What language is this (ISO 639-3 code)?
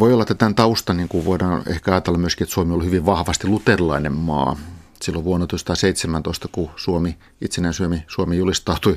fin